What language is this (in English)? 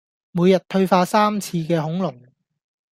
Cantonese